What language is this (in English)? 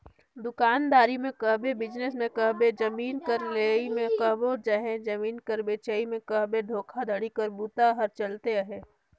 Chhattisgarhi